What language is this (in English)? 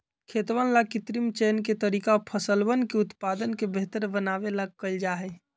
Magahi